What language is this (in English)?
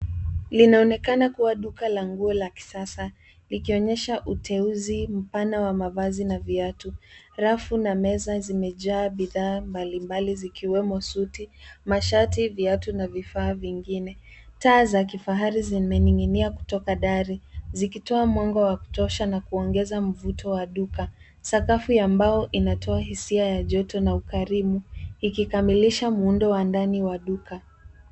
Swahili